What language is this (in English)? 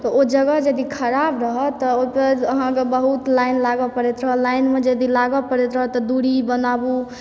Maithili